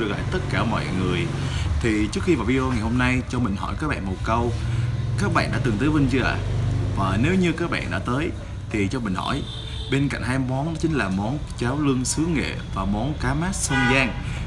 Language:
Vietnamese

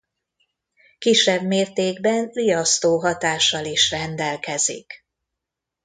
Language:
Hungarian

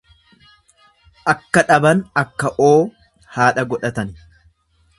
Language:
Oromo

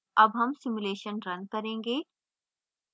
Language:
Hindi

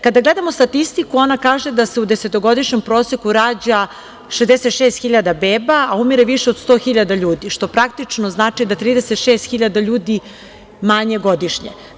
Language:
Serbian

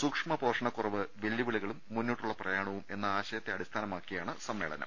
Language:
Malayalam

